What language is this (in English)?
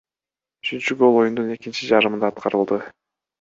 Kyrgyz